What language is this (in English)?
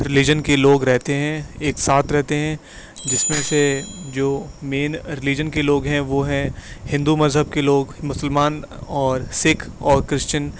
Urdu